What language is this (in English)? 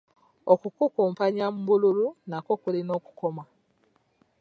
Ganda